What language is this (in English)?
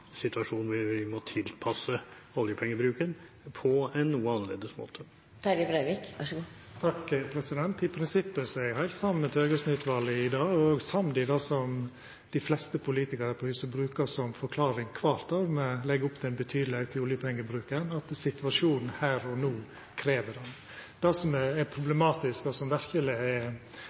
Norwegian